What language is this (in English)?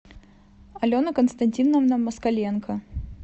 Russian